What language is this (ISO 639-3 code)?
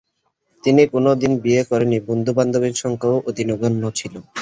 ben